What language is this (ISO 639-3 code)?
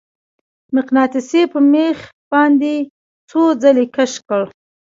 pus